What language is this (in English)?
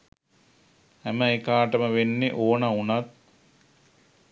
Sinhala